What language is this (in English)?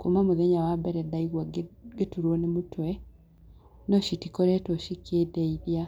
Kikuyu